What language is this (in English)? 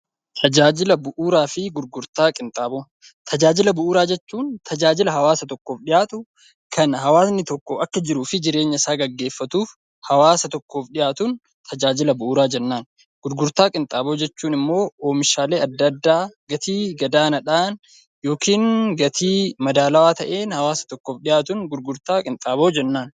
Oromo